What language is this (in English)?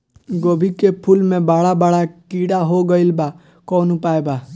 Bhojpuri